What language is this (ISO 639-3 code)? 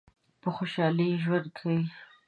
pus